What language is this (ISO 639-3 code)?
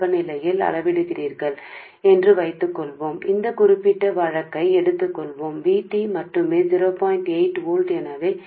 tel